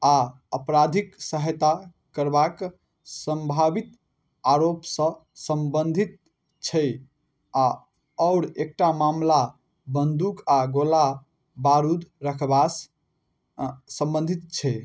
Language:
Maithili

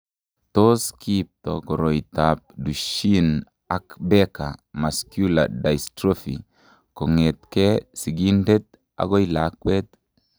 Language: Kalenjin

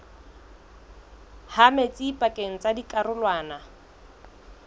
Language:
Southern Sotho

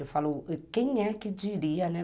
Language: Portuguese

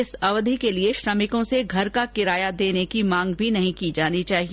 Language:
Hindi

